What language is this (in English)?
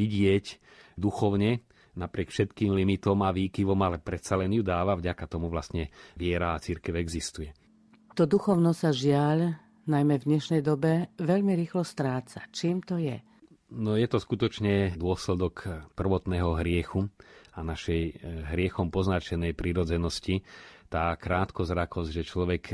Slovak